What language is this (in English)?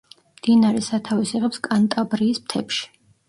Georgian